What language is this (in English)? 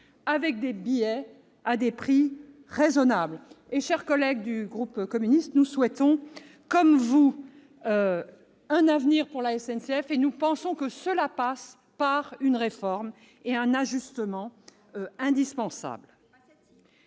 French